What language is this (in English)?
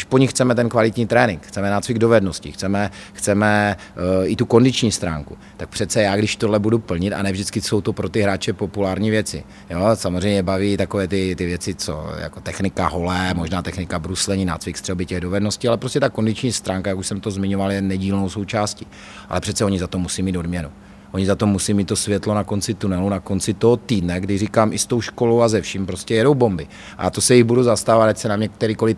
Czech